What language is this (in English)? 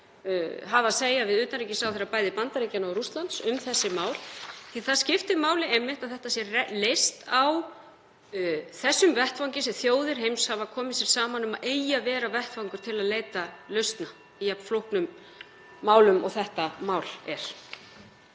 Icelandic